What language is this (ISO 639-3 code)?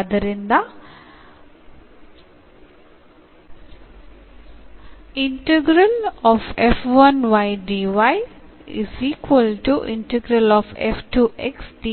kan